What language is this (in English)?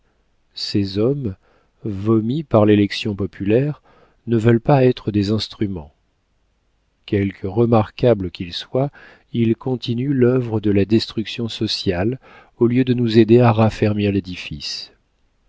French